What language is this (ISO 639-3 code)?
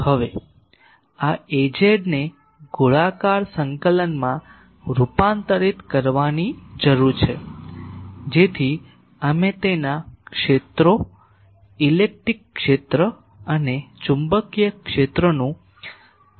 guj